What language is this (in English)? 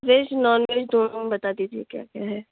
Urdu